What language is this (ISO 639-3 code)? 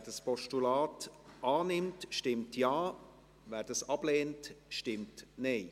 gsw